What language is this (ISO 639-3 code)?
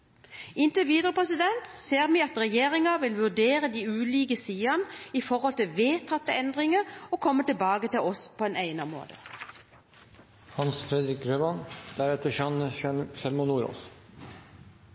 nob